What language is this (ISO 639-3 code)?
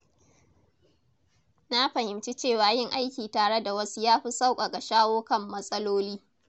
hau